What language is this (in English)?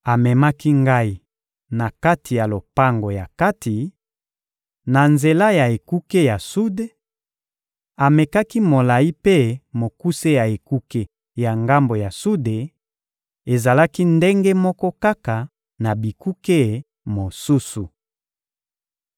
Lingala